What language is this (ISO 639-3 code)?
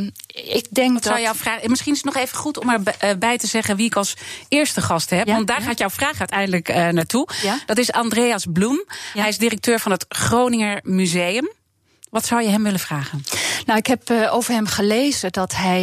nld